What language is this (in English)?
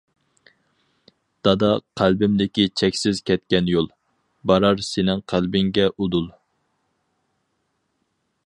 Uyghur